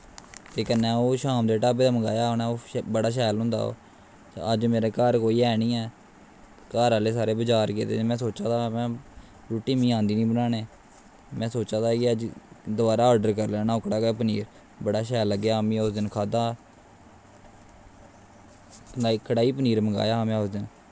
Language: Dogri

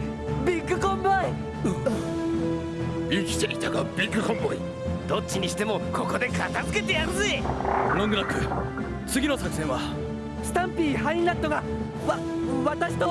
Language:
Japanese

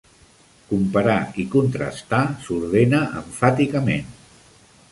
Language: Catalan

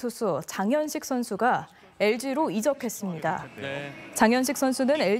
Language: Korean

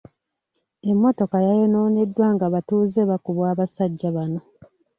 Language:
Ganda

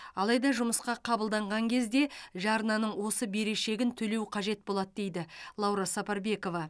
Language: Kazakh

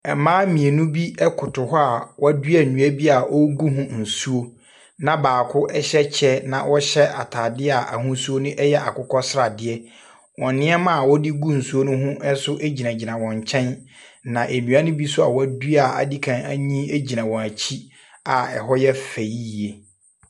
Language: Akan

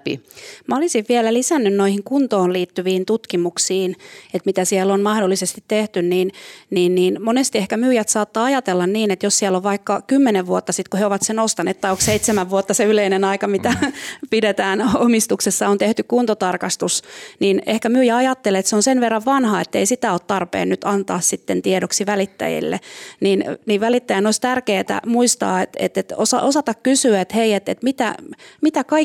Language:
Finnish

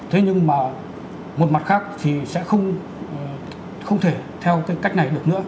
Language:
Vietnamese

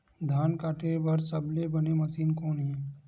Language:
Chhattisgarhi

